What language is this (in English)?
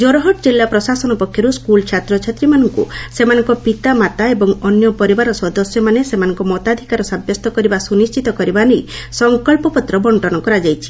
Odia